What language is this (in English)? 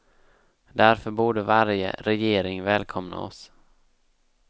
Swedish